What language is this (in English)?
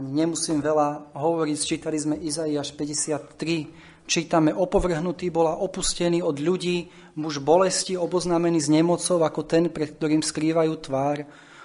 Slovak